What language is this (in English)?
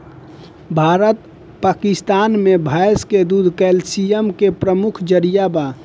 Bhojpuri